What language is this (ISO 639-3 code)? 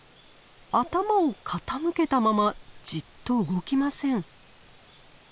jpn